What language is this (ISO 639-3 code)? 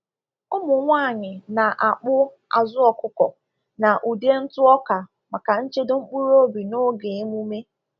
ibo